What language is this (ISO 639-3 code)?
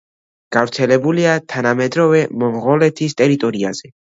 kat